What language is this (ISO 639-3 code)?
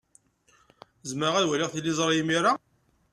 kab